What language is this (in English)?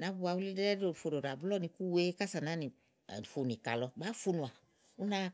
Igo